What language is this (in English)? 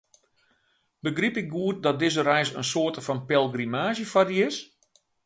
Western Frisian